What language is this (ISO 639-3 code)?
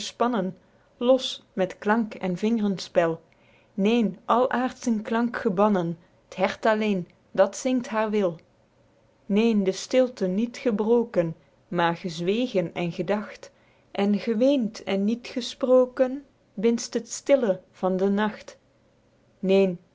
nld